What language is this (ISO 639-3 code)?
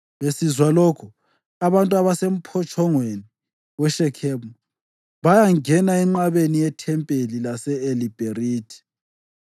nde